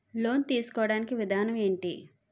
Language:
Telugu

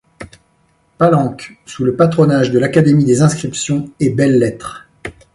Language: French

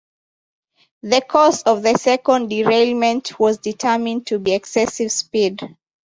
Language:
English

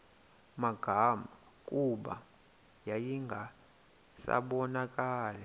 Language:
Xhosa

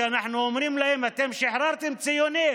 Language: Hebrew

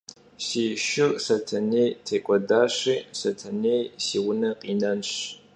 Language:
Kabardian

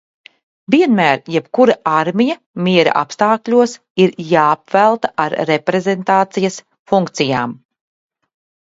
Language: Latvian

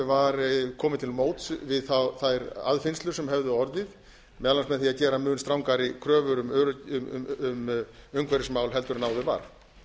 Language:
Icelandic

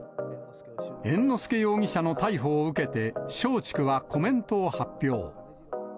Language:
Japanese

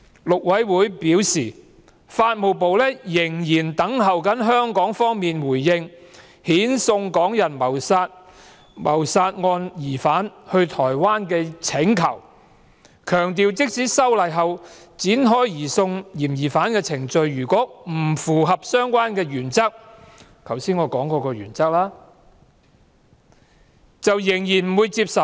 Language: Cantonese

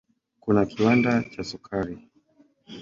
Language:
Swahili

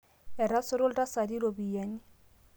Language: Masai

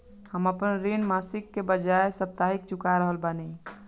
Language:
Bhojpuri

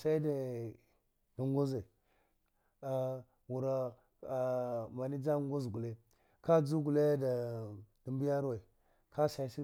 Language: Dghwede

